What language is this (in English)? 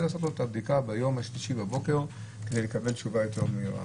Hebrew